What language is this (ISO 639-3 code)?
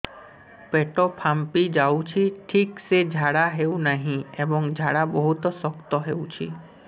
ori